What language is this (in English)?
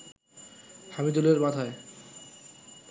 Bangla